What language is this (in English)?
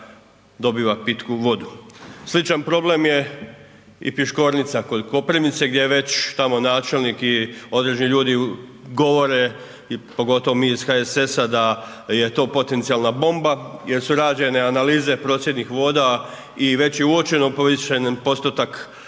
Croatian